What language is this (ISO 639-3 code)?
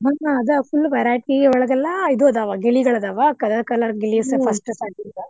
kan